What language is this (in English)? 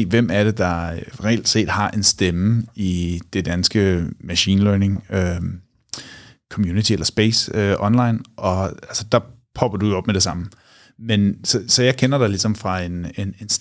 Danish